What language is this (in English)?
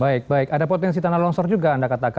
Indonesian